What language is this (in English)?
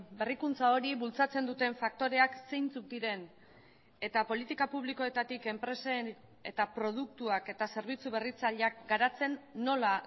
Basque